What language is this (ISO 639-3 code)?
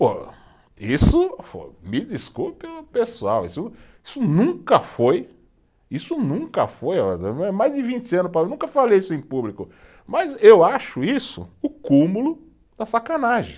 por